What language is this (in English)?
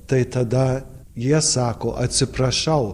Lithuanian